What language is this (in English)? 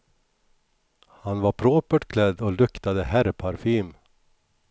Swedish